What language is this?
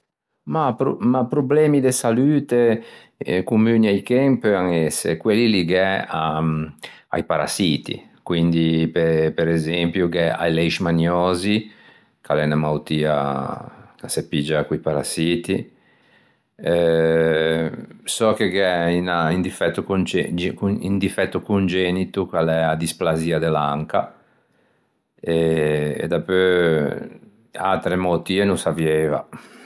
Ligurian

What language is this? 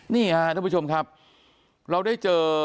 Thai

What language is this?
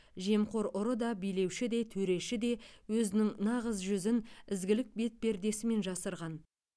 Kazakh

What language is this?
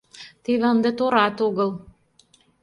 Mari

